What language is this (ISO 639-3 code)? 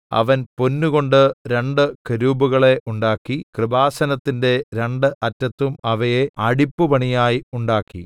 mal